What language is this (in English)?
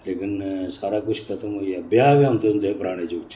Dogri